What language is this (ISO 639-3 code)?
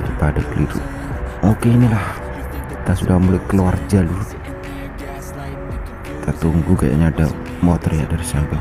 ind